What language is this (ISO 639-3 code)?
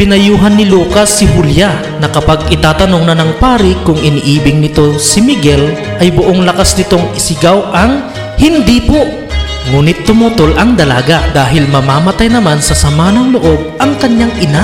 fil